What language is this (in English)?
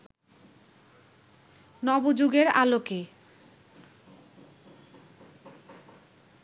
Bangla